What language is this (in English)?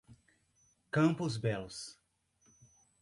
Portuguese